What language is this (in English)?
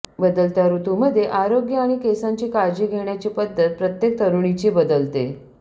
Marathi